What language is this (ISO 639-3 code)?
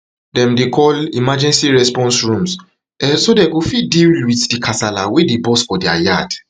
pcm